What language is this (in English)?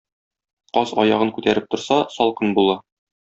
Tatar